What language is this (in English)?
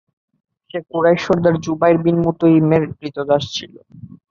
Bangla